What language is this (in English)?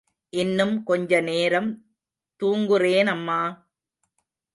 Tamil